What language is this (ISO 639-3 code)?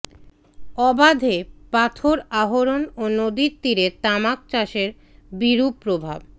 ben